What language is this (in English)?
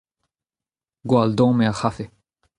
Breton